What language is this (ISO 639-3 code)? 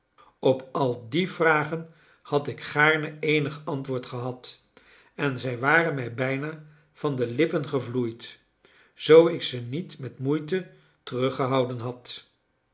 nld